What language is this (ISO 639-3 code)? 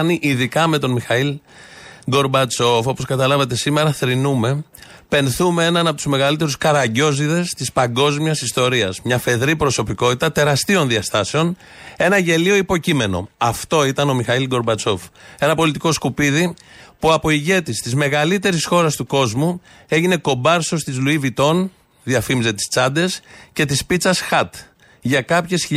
ell